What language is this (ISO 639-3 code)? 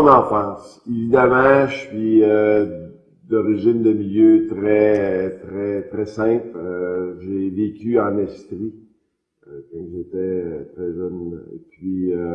fra